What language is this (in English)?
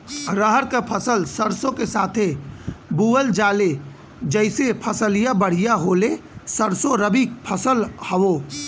Bhojpuri